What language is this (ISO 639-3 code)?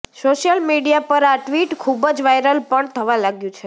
guj